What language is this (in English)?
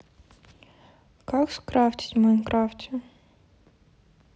Russian